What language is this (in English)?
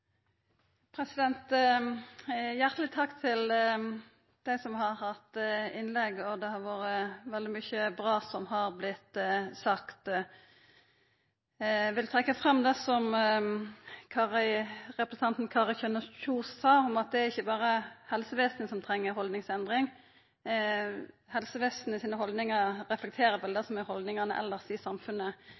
Norwegian Nynorsk